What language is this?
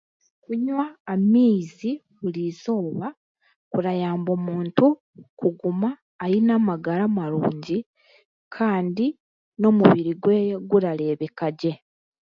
Chiga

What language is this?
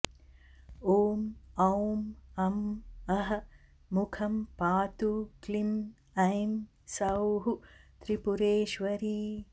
Sanskrit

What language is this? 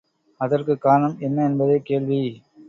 Tamil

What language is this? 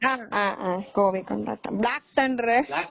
Tamil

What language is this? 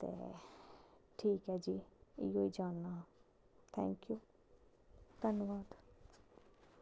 Dogri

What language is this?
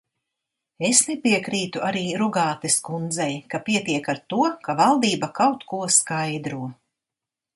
Latvian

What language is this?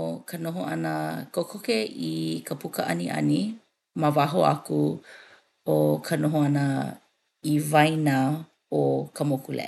Hawaiian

